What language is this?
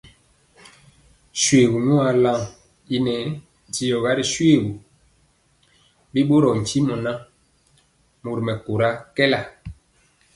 Mpiemo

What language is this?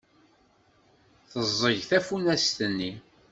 Kabyle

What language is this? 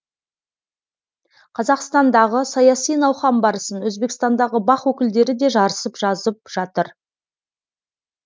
Kazakh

